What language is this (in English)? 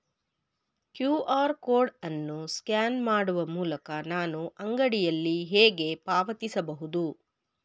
Kannada